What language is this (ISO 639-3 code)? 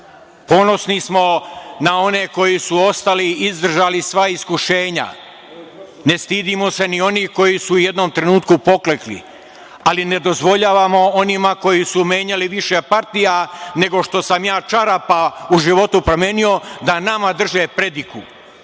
srp